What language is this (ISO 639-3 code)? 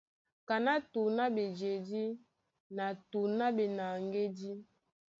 dua